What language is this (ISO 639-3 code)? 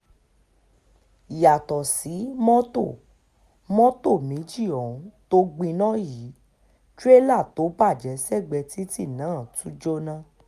yor